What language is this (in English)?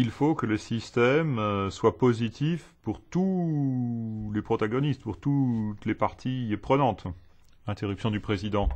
French